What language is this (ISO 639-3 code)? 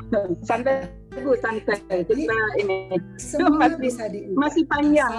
ind